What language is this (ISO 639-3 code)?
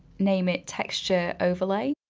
eng